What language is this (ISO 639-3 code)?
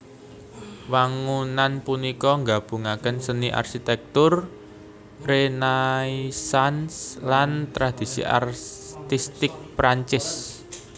jav